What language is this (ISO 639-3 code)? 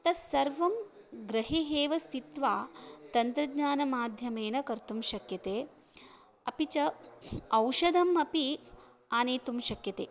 san